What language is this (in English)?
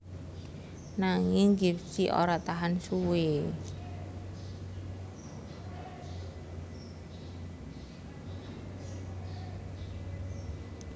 Javanese